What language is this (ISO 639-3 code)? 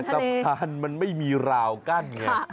tha